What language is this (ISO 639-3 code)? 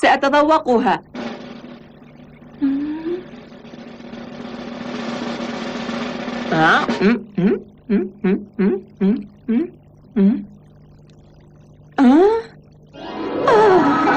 ara